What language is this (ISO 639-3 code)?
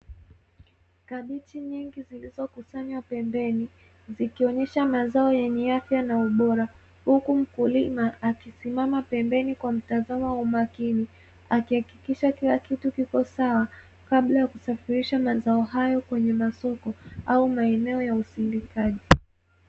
swa